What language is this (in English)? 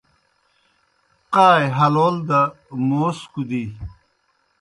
Kohistani Shina